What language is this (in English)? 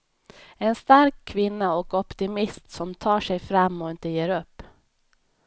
Swedish